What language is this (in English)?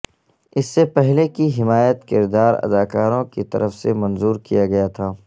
Urdu